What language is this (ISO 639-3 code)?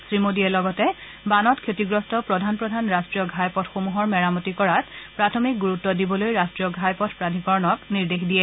asm